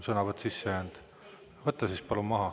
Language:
Estonian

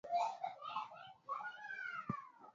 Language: Swahili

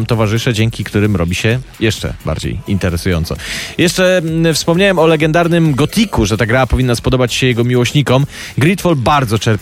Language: Polish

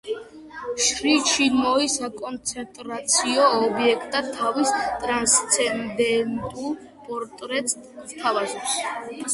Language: Georgian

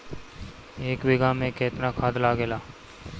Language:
Bhojpuri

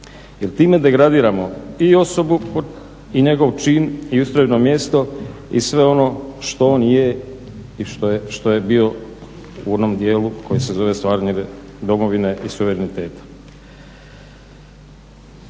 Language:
Croatian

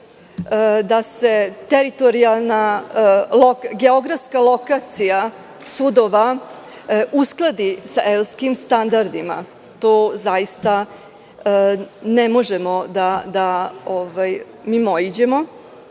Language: Serbian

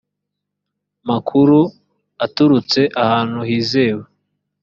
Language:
Kinyarwanda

